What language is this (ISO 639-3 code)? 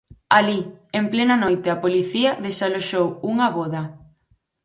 glg